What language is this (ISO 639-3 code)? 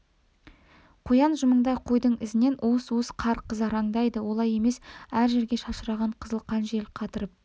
kaz